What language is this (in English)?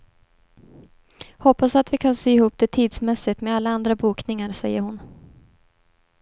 Swedish